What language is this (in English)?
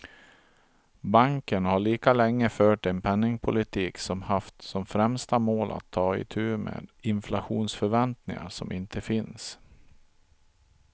Swedish